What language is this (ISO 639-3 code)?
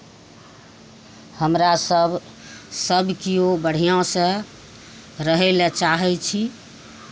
mai